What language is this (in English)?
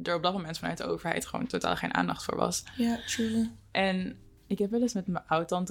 Dutch